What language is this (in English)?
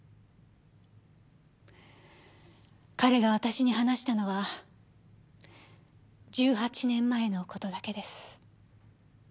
Japanese